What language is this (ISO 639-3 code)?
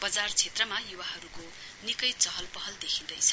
nep